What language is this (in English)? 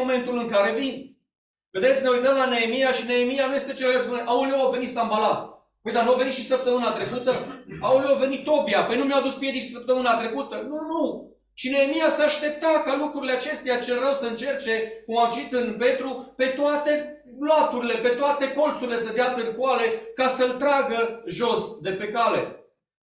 Romanian